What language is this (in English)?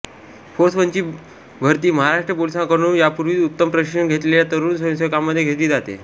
Marathi